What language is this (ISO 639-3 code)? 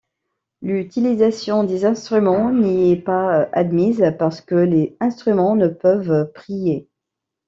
fra